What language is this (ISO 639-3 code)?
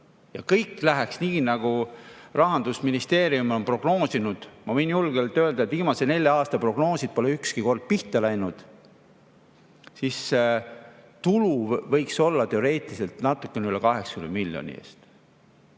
est